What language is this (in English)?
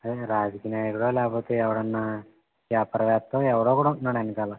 Telugu